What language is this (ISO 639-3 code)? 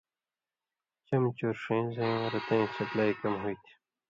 mvy